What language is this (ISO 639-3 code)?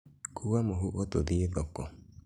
kik